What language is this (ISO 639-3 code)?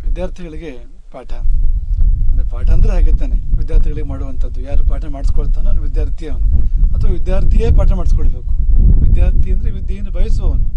kan